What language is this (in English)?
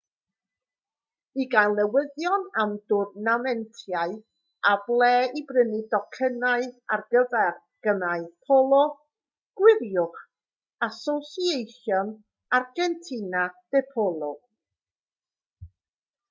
Welsh